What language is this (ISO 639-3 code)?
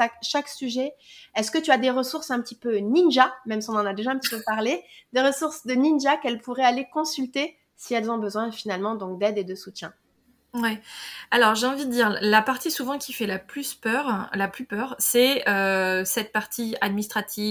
fra